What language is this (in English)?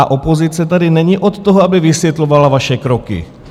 Czech